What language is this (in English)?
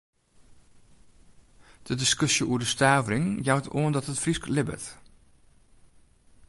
Western Frisian